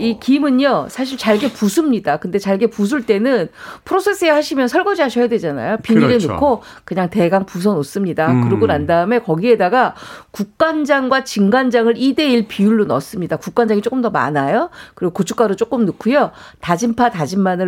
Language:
Korean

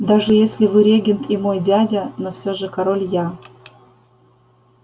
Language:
Russian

